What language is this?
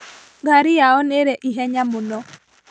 Kikuyu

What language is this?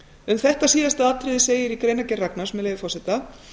Icelandic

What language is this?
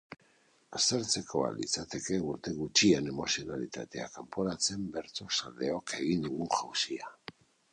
Basque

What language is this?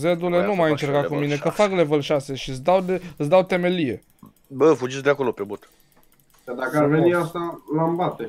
Romanian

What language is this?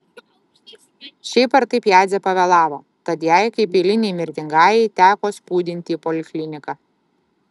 Lithuanian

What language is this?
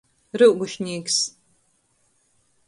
Latgalian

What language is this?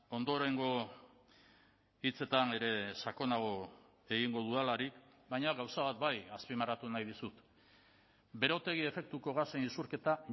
Basque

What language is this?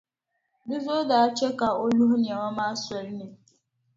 Dagbani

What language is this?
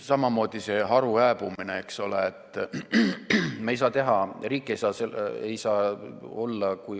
Estonian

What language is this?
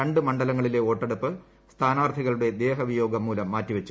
Malayalam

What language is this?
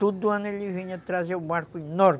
Portuguese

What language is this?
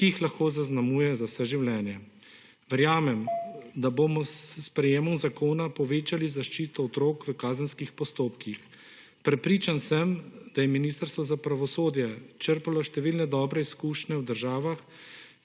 Slovenian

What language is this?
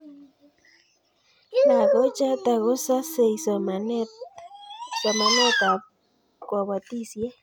Kalenjin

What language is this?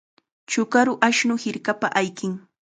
Chiquián Ancash Quechua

